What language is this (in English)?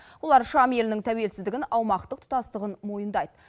Kazakh